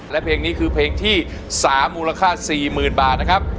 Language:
Thai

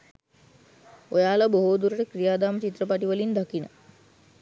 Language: Sinhala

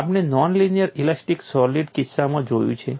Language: Gujarati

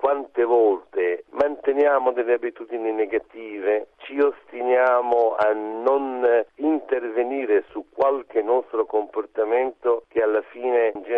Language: Italian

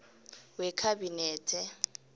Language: South Ndebele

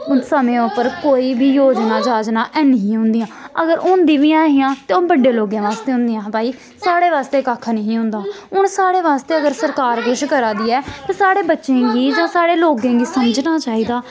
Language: Dogri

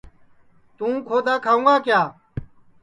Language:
Sansi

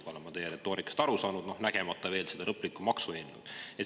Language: Estonian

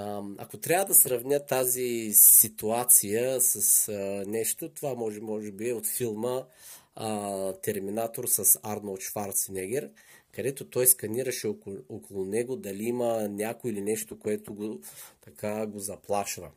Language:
Bulgarian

